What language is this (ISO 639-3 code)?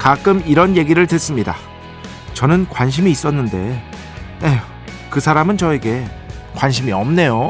kor